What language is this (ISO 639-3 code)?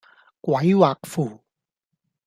yue